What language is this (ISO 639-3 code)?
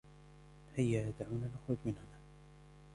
ara